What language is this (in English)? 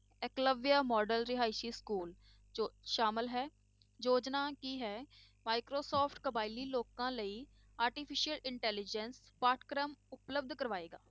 Punjabi